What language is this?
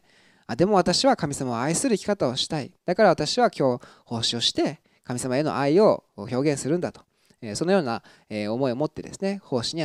Japanese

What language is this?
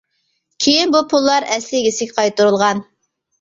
Uyghur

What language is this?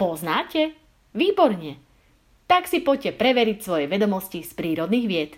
Slovak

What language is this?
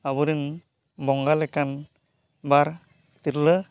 Santali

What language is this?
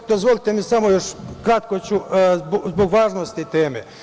Serbian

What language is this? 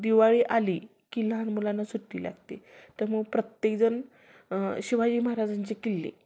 Marathi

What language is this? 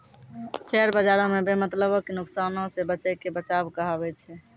Maithili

